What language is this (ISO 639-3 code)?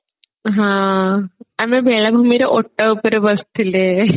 ori